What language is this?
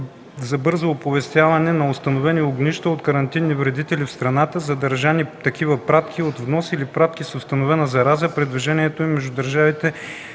Bulgarian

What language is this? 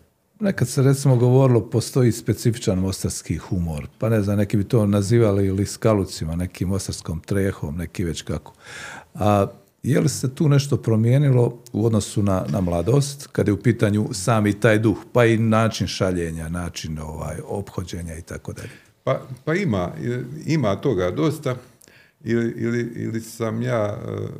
Croatian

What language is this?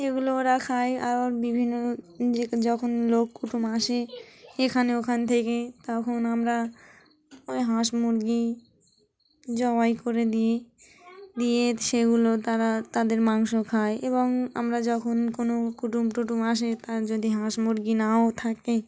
Bangla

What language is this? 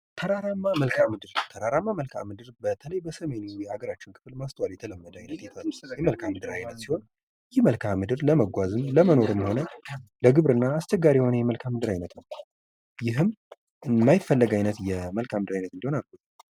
Amharic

